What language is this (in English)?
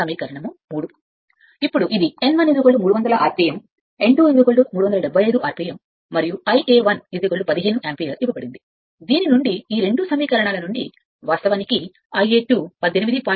Telugu